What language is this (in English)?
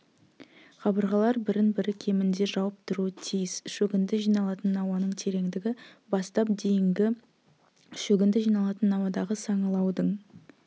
Kazakh